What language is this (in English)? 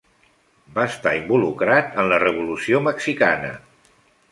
Catalan